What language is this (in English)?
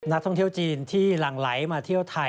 Thai